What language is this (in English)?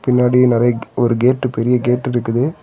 Tamil